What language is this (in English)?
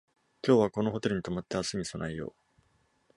Japanese